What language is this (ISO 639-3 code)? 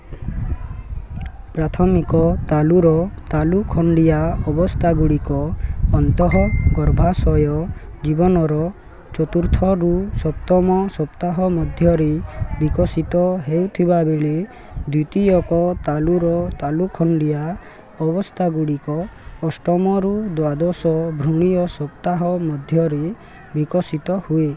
ori